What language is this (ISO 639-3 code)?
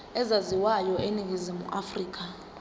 zul